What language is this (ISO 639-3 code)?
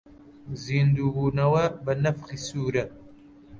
ckb